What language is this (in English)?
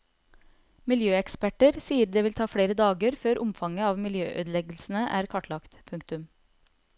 Norwegian